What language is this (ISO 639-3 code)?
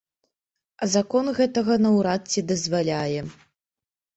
bel